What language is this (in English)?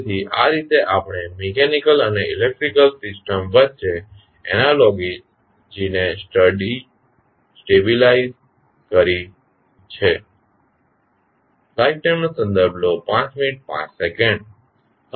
Gujarati